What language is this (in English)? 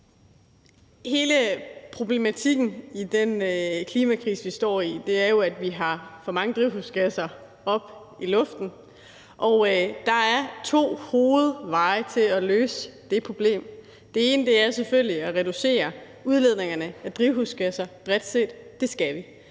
Danish